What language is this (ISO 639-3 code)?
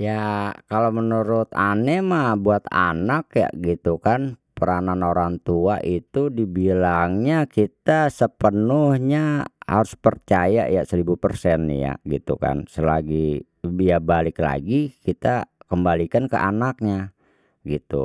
bew